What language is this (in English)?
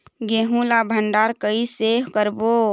Chhattisgarhi